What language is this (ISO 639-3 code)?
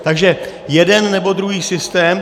ces